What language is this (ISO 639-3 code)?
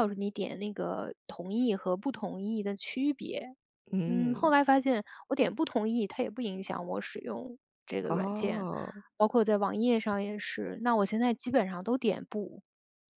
zho